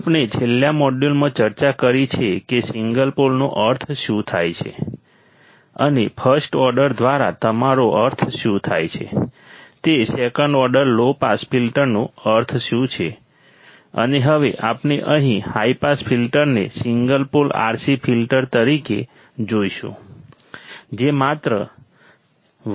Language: Gujarati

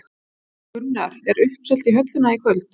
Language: Icelandic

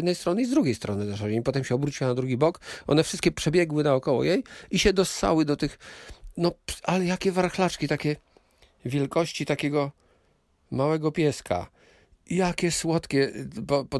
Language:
Polish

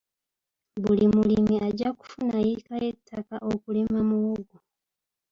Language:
Ganda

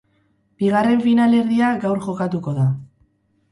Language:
Basque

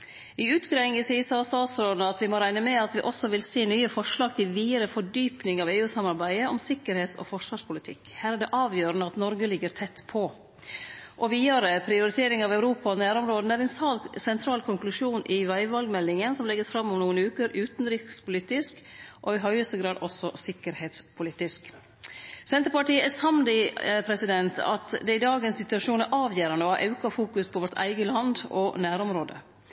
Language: Norwegian Nynorsk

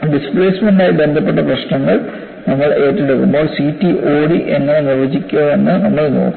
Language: Malayalam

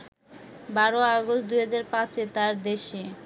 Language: Bangla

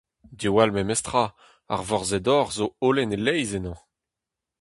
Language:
Breton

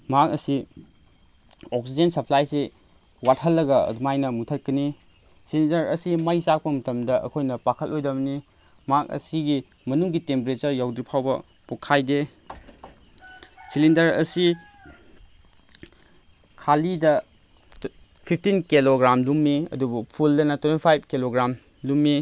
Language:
Manipuri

